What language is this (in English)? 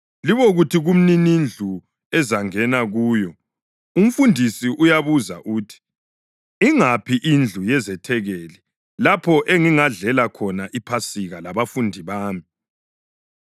North Ndebele